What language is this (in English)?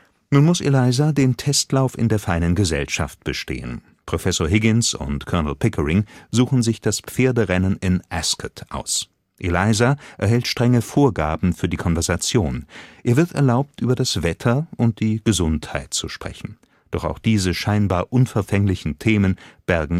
German